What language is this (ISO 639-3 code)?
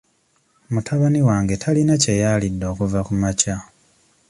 lug